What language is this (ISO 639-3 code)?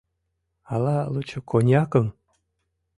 chm